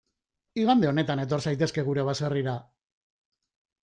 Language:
Basque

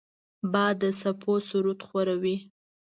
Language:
Pashto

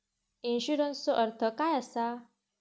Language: Marathi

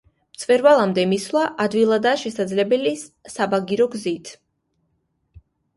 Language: Georgian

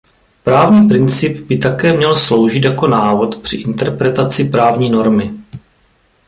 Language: Czech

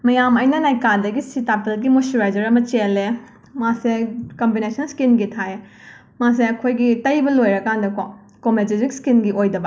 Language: Manipuri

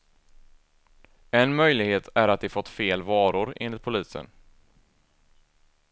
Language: Swedish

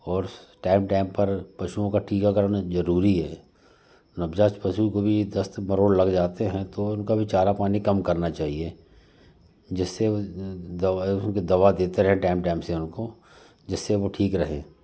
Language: Hindi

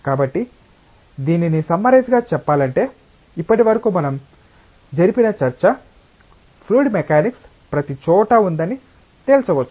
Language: Telugu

